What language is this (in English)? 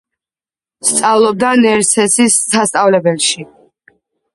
Georgian